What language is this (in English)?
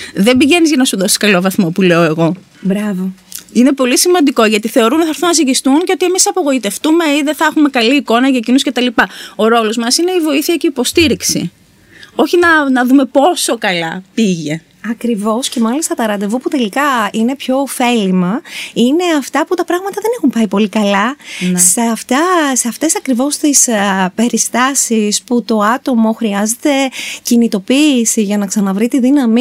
Greek